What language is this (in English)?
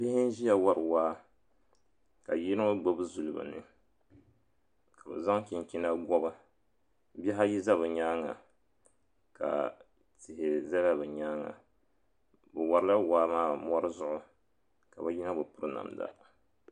Dagbani